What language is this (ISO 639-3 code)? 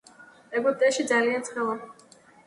kat